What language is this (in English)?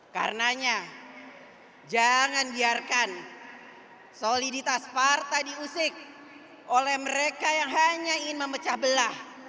Indonesian